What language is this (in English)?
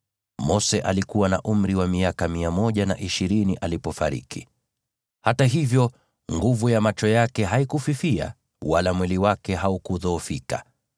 Swahili